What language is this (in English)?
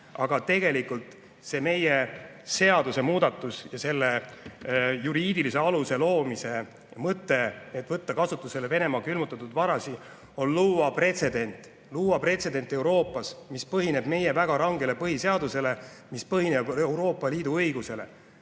Estonian